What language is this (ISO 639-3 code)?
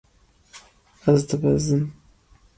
kur